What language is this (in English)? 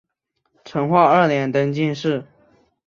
Chinese